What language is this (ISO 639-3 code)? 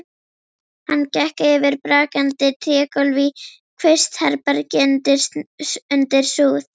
isl